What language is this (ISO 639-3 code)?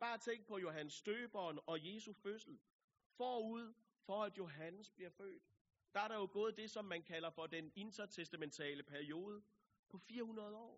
dan